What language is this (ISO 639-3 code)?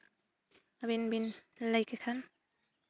sat